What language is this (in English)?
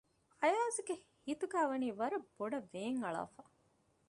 Divehi